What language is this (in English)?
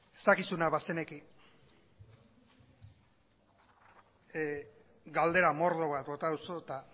Basque